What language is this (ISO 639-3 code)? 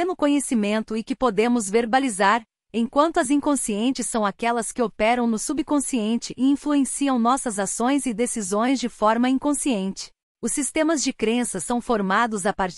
por